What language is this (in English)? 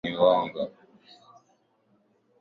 Swahili